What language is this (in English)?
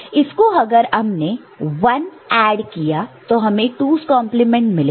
Hindi